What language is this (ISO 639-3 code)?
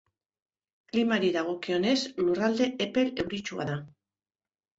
eus